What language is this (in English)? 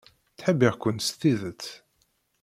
Kabyle